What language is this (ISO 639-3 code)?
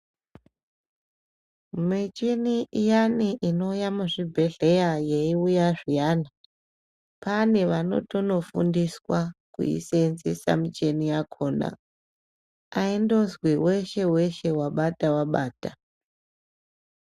ndc